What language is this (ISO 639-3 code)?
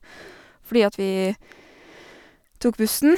nor